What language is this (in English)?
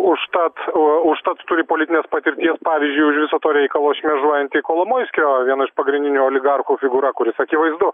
Lithuanian